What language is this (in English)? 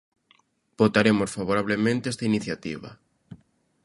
Galician